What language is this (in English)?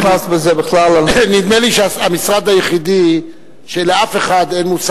Hebrew